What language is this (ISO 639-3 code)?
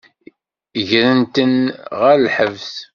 kab